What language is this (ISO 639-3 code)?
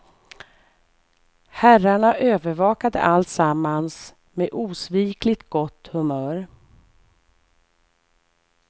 swe